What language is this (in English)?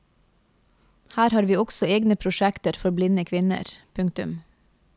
Norwegian